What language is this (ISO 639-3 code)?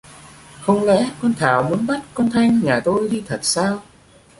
vie